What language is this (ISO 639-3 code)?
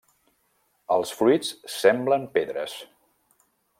cat